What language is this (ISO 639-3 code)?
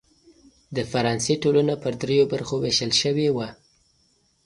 pus